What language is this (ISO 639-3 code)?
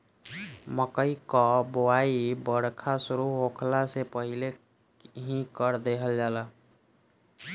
bho